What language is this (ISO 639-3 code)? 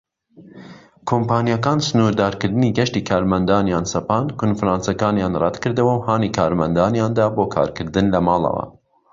ckb